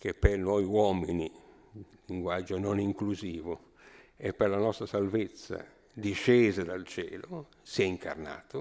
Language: Italian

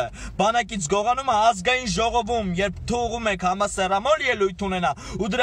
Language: Turkish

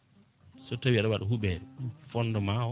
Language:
Fula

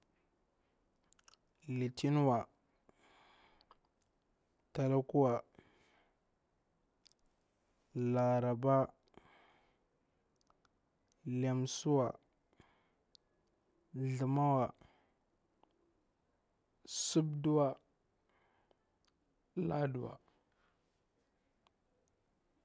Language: Bura-Pabir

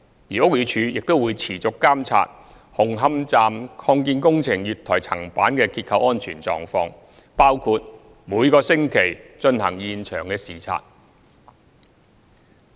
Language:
Cantonese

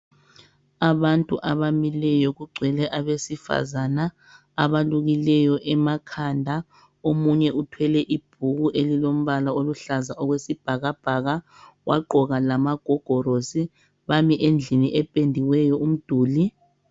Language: North Ndebele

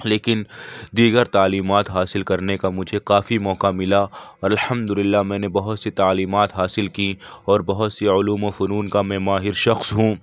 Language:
Urdu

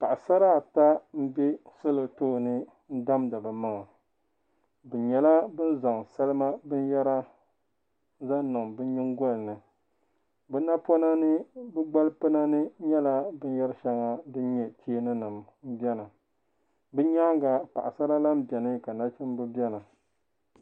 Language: Dagbani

